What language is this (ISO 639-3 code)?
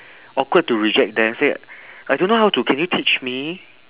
eng